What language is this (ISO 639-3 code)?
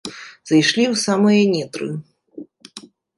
bel